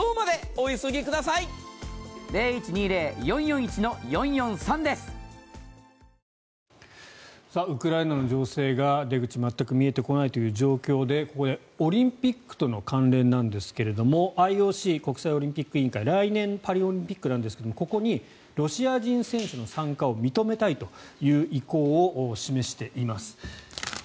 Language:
Japanese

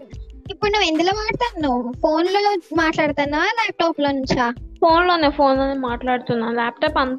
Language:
Telugu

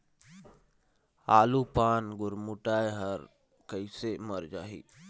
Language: Chhattisgarhi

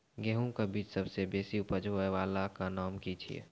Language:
Maithili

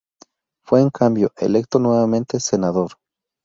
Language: Spanish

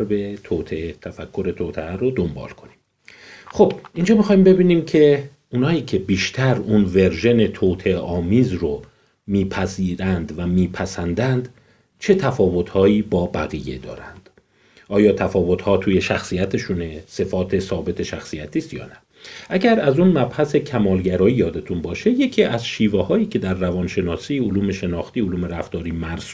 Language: Persian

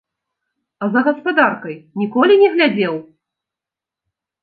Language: Belarusian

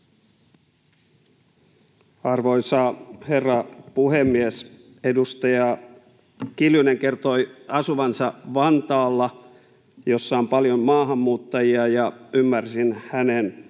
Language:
Finnish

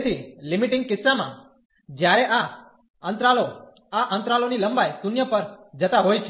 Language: Gujarati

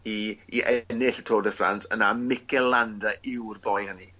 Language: Welsh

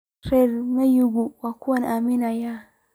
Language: Somali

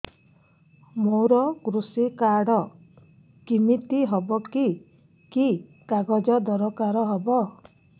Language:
Odia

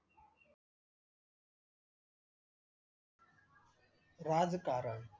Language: Marathi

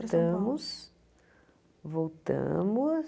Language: Portuguese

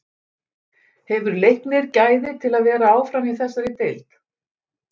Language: Icelandic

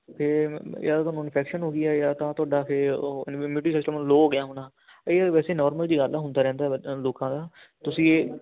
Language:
Punjabi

